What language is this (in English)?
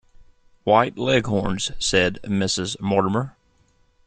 English